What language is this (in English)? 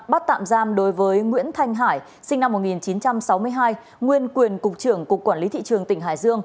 Vietnamese